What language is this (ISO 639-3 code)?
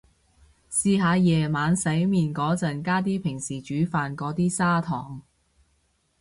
yue